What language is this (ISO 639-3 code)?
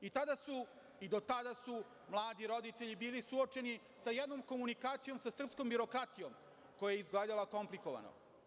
srp